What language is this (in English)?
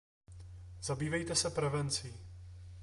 Czech